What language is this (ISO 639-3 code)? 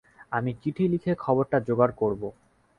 ben